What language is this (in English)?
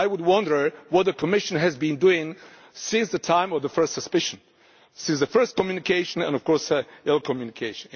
English